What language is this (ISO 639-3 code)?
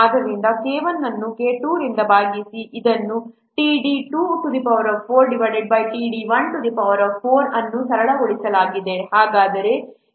kan